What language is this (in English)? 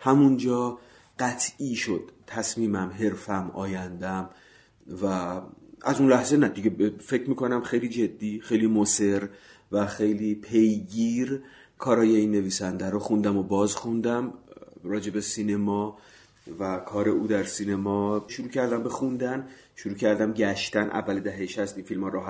Persian